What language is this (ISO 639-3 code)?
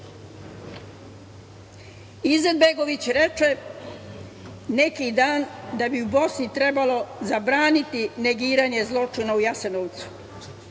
srp